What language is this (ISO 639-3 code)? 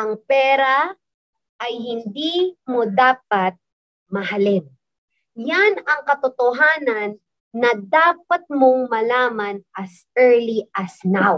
fil